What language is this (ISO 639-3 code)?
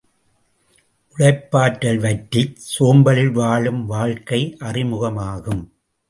tam